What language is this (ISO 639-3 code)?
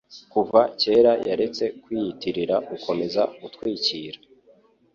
kin